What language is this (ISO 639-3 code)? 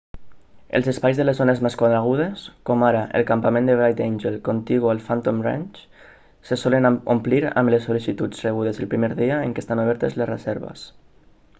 cat